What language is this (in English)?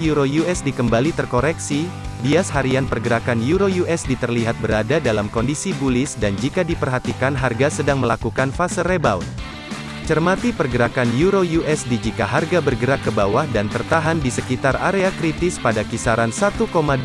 Indonesian